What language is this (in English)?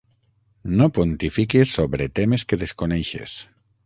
Catalan